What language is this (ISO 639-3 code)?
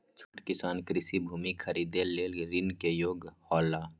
mai